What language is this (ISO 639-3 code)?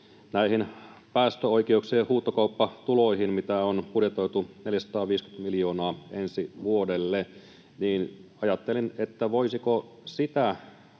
fin